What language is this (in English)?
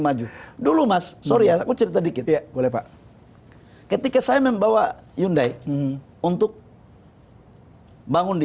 Indonesian